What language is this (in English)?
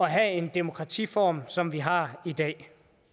Danish